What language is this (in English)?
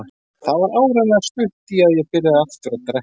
Icelandic